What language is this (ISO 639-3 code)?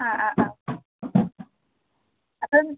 mal